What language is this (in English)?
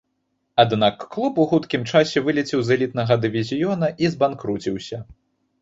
Belarusian